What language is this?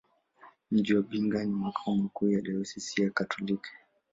Swahili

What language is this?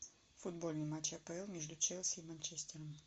Russian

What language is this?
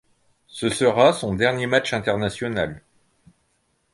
French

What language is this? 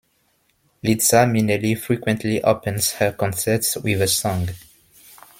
English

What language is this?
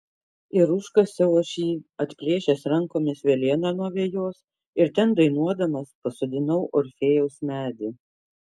Lithuanian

